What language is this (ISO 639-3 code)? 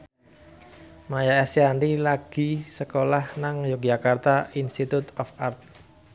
jav